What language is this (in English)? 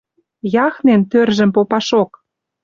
Western Mari